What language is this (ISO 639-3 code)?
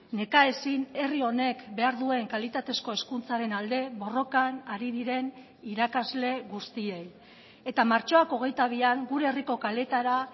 eus